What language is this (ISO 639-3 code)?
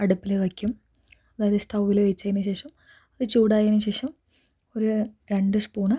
mal